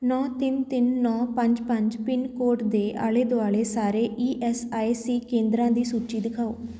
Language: Punjabi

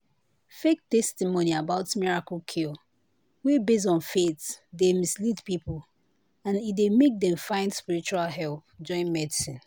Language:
Nigerian Pidgin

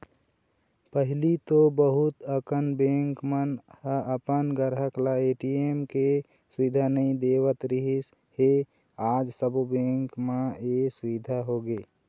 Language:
Chhattisgarhi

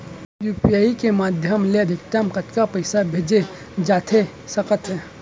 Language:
Chhattisgarhi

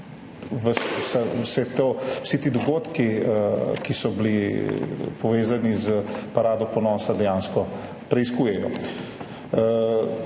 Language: Slovenian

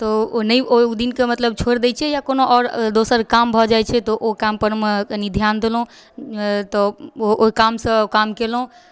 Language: Maithili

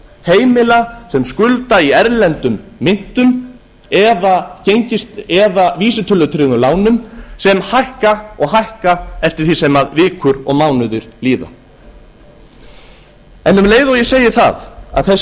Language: Icelandic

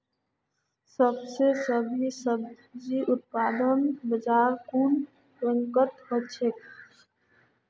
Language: Magahi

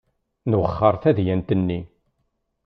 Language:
Kabyle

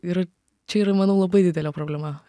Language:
Lithuanian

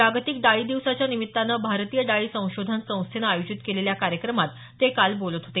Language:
Marathi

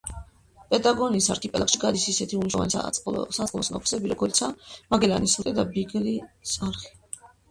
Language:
Georgian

